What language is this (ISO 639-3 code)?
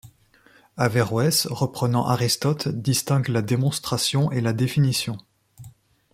fra